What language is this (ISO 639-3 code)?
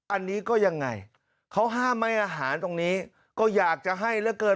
tha